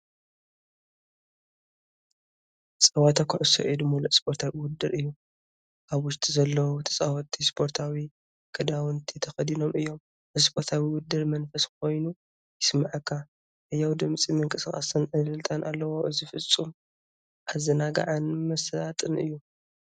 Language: Tigrinya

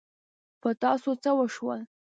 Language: Pashto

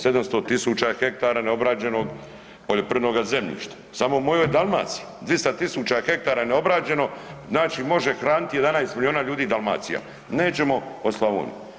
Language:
Croatian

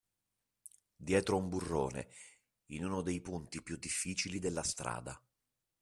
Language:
Italian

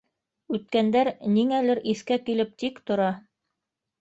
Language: Bashkir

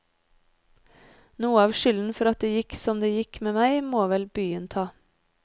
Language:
Norwegian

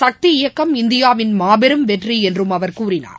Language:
Tamil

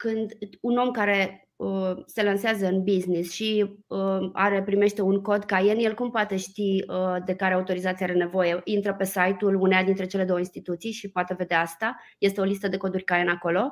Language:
Romanian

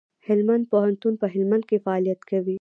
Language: Pashto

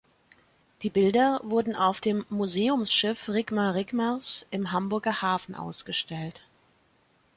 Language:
German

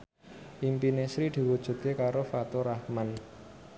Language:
Javanese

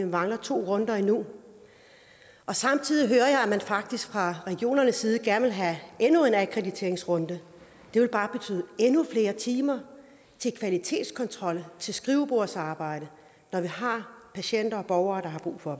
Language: Danish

